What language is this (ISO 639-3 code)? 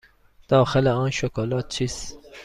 fas